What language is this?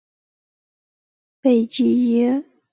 Chinese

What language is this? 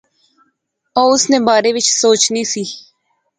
Pahari-Potwari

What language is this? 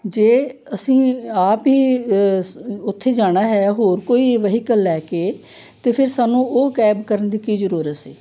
Punjabi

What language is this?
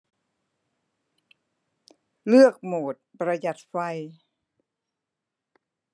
Thai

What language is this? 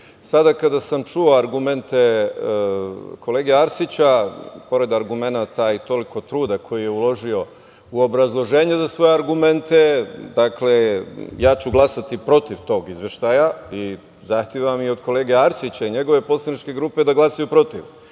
Serbian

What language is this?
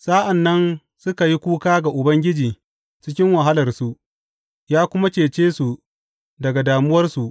Hausa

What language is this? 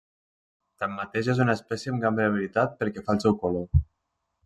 Catalan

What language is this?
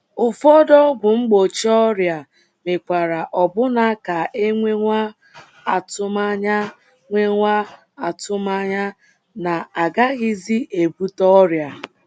Igbo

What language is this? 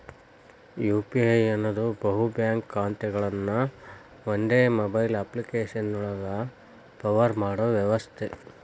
Kannada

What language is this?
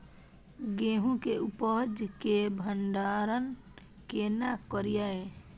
Maithili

